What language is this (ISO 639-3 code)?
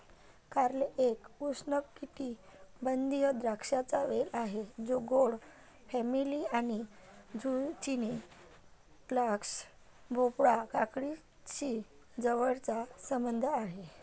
mar